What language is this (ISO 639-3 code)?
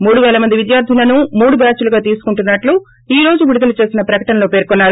tel